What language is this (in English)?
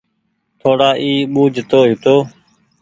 Goaria